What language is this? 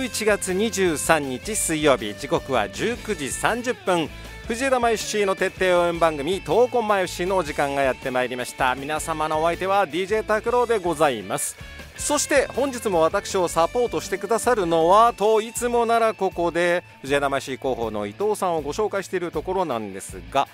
Japanese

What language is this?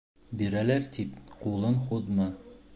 Bashkir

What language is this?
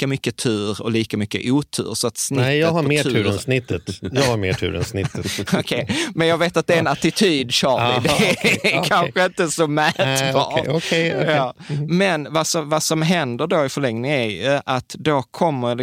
Swedish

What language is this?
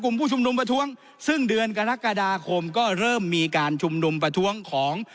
Thai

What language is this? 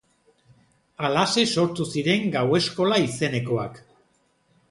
Basque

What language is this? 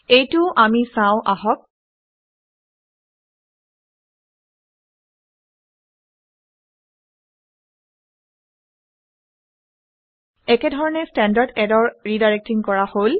Assamese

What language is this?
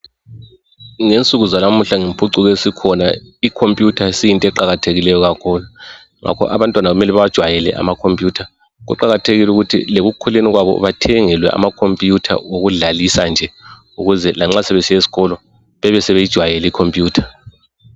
North Ndebele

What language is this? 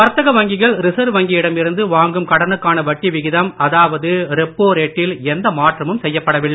Tamil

